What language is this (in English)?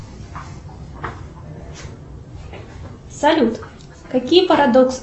Russian